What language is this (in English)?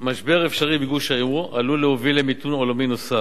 Hebrew